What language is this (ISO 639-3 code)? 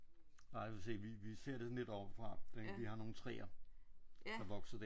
dan